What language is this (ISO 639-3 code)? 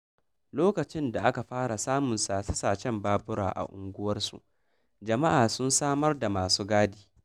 hau